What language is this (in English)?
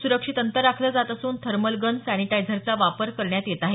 Marathi